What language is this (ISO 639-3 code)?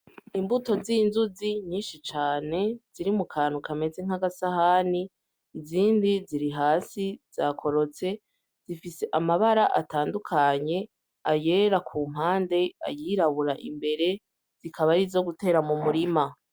run